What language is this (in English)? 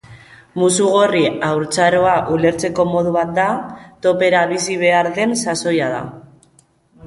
Basque